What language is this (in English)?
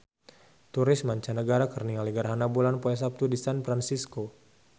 Sundanese